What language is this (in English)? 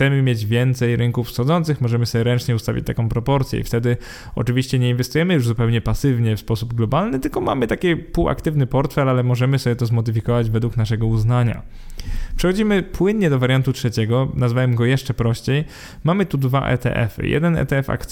Polish